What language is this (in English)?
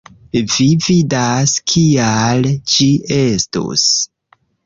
Esperanto